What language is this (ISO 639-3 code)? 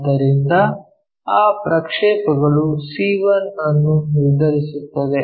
kan